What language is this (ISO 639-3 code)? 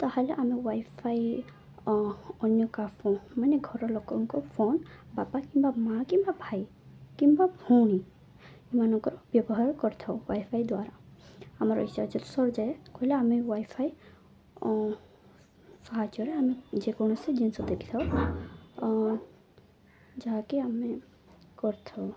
ori